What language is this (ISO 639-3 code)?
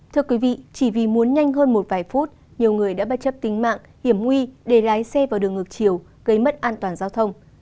vie